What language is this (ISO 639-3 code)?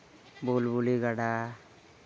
sat